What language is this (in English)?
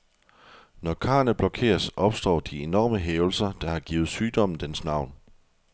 Danish